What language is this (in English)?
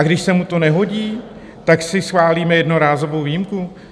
Czech